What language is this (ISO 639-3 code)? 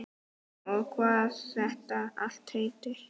isl